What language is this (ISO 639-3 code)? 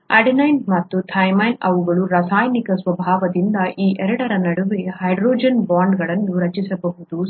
kan